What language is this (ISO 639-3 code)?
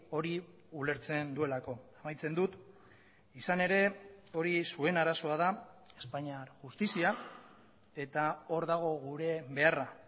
eus